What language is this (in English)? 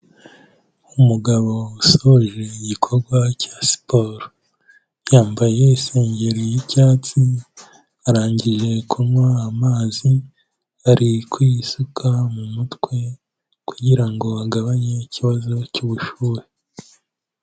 Kinyarwanda